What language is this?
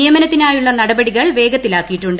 Malayalam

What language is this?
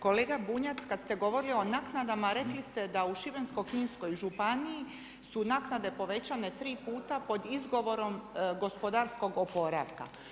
Croatian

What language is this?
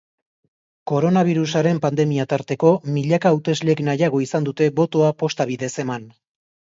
Basque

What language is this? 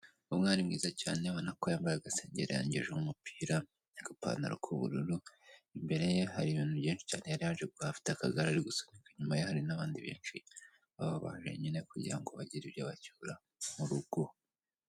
Kinyarwanda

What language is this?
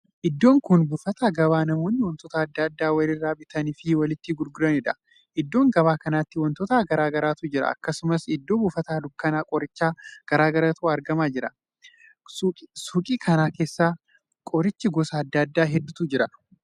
Oromo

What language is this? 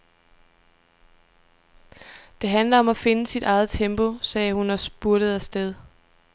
Danish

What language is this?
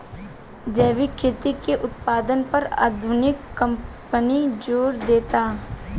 Bhojpuri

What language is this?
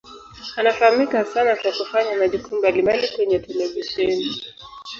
Swahili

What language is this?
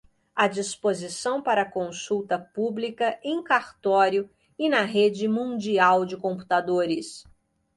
Portuguese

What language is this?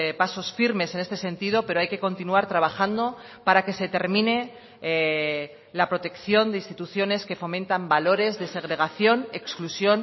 Spanish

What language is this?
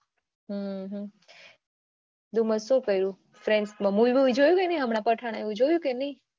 Gujarati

